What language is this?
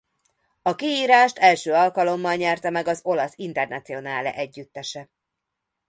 Hungarian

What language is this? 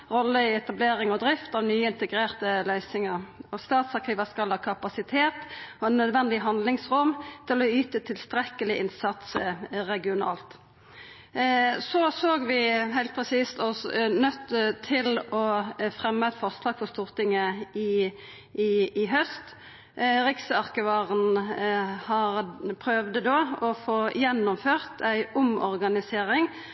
Norwegian Nynorsk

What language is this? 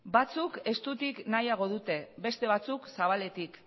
Basque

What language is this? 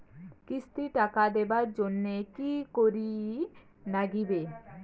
Bangla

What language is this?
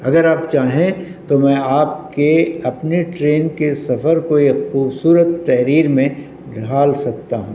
Urdu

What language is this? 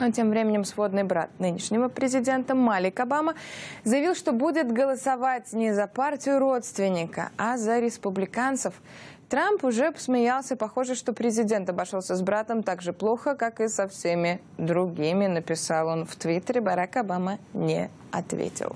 Russian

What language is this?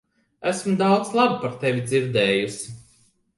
Latvian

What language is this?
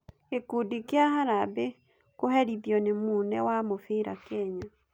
Kikuyu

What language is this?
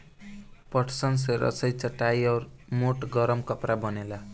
Bhojpuri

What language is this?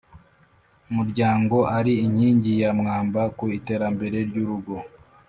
Kinyarwanda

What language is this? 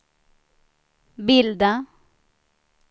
Swedish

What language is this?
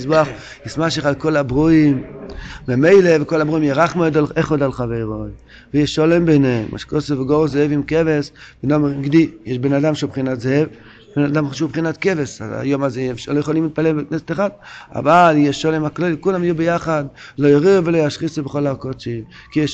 Hebrew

